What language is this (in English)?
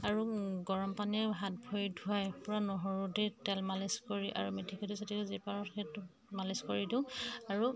Assamese